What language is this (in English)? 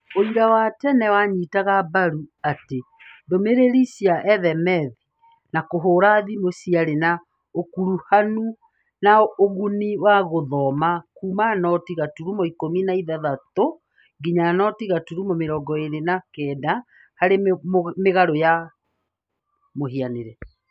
Kikuyu